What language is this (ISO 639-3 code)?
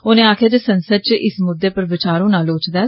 doi